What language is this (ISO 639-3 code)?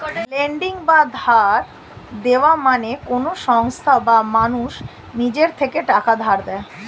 ben